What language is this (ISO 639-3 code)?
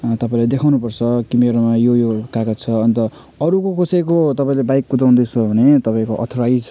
nep